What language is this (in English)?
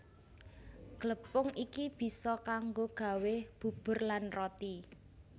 Javanese